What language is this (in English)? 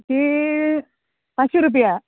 Konkani